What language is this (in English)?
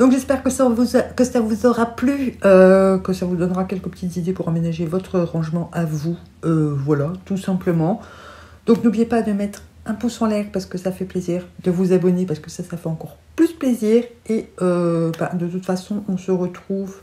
French